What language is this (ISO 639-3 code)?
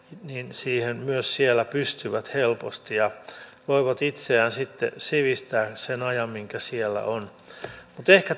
fin